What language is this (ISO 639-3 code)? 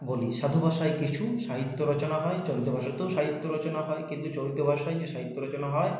ben